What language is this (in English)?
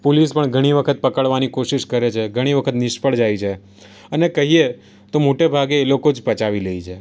Gujarati